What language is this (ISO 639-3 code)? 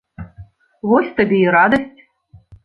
bel